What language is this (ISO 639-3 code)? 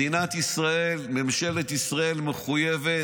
heb